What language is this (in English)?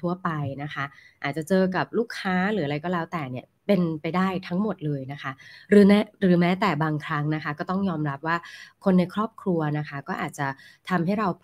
Thai